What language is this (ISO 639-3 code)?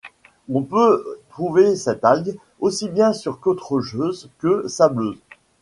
fra